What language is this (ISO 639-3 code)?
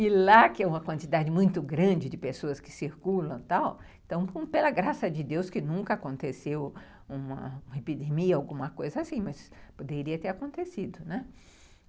por